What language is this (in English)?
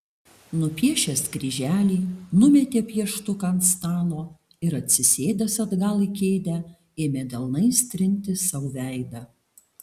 Lithuanian